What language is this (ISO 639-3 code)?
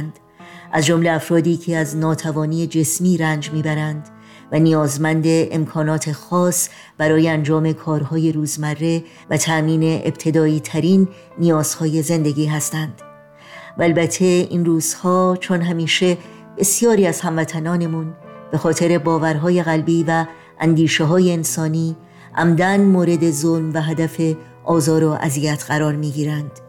fas